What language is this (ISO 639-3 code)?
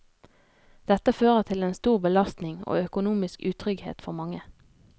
nor